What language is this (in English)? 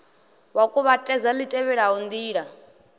Venda